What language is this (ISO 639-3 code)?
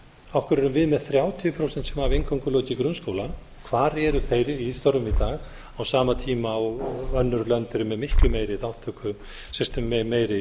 isl